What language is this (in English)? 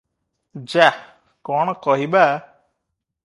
Odia